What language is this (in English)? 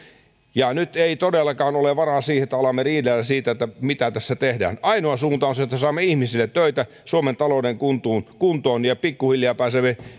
Finnish